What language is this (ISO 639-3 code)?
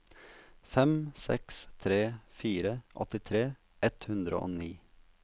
nor